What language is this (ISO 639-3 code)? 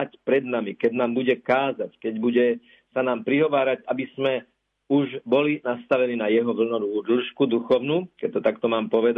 slk